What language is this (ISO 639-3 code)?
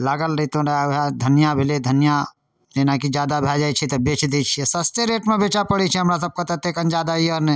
mai